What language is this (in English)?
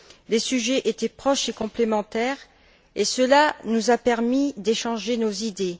French